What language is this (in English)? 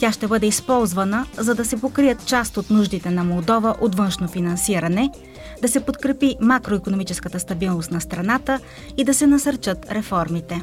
Bulgarian